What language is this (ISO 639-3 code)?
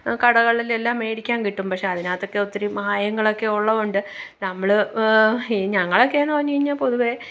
mal